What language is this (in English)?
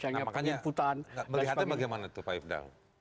Indonesian